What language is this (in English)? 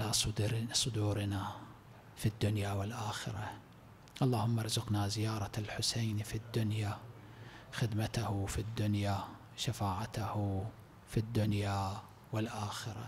Arabic